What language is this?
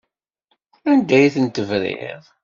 Kabyle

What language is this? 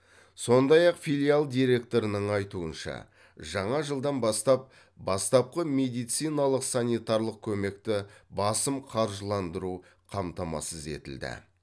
Kazakh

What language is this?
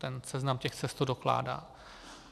Czech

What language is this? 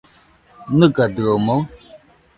Nüpode Huitoto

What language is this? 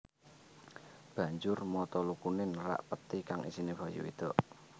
Javanese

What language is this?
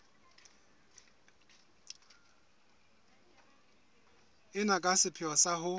Southern Sotho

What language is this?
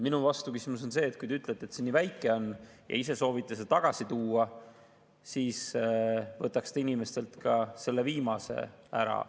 Estonian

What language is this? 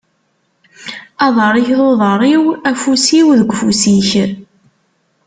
Kabyle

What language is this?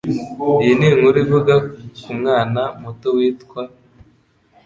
Kinyarwanda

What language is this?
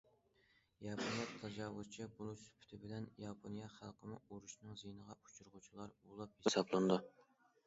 Uyghur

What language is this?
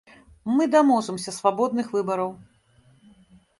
Belarusian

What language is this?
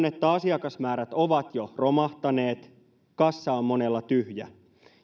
Finnish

